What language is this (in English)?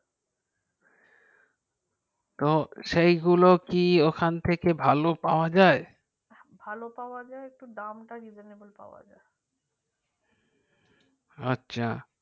Bangla